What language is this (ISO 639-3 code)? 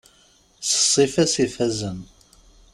kab